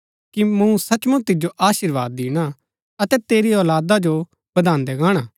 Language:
Gaddi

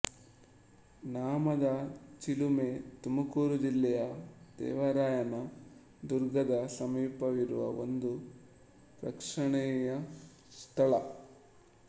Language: Kannada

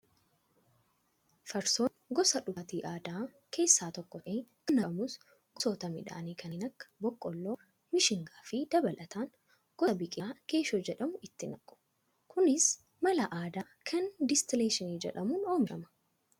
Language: Oromo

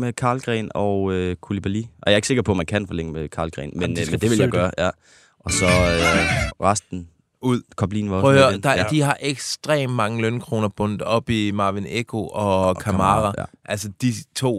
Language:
Danish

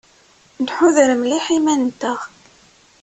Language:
Kabyle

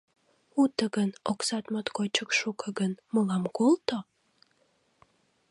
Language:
Mari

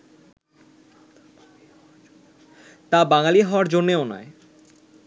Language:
Bangla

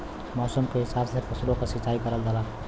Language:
Bhojpuri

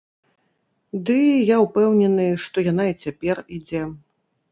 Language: Belarusian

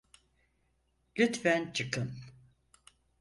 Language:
Turkish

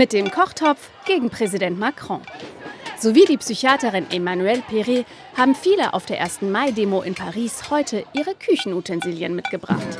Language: German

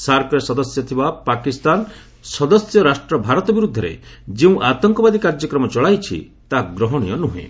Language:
Odia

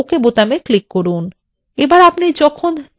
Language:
Bangla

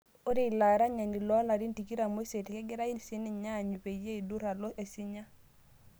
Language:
Masai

